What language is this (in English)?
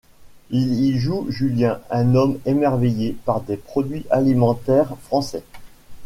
French